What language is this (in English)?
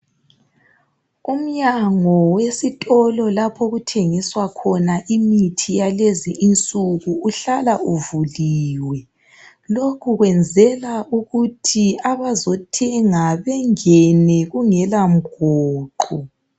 North Ndebele